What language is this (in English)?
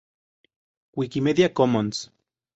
Spanish